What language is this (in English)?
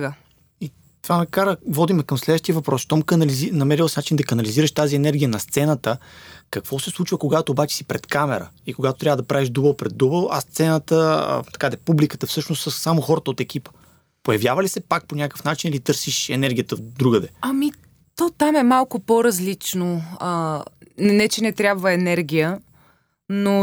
Bulgarian